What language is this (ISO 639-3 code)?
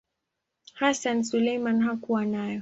swa